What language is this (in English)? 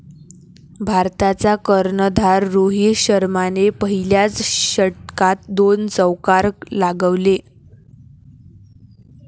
Marathi